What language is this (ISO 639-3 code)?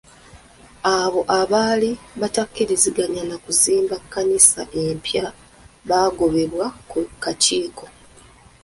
lug